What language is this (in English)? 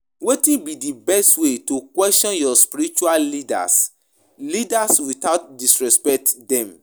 Nigerian Pidgin